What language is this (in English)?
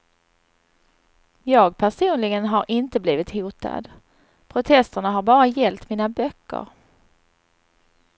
Swedish